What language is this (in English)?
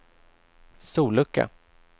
Swedish